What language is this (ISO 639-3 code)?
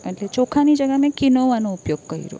guj